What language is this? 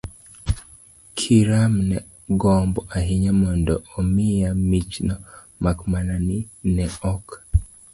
Luo (Kenya and Tanzania)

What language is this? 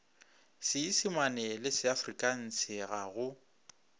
Northern Sotho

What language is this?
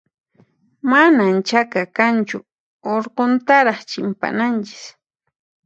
Puno Quechua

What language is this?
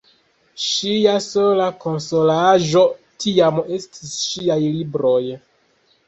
Esperanto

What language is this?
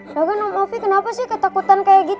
Indonesian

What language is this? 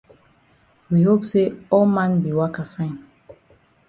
Cameroon Pidgin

